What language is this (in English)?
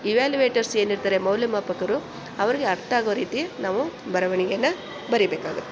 Kannada